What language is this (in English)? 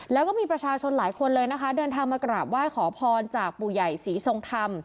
Thai